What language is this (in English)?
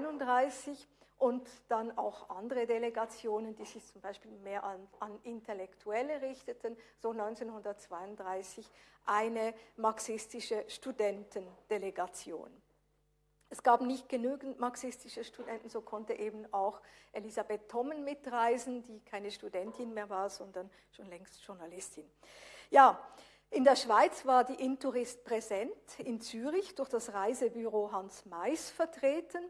German